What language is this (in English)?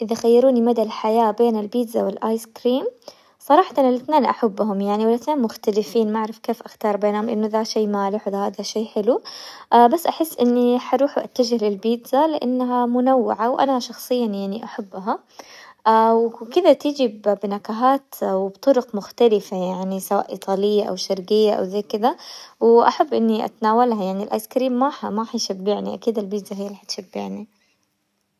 Hijazi Arabic